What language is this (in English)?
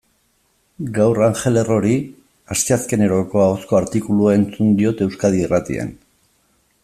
Basque